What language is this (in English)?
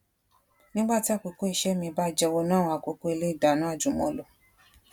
Yoruba